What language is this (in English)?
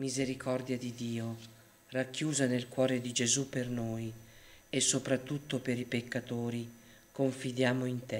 Italian